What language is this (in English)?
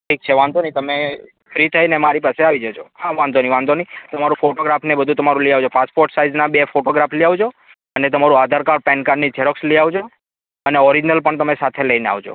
Gujarati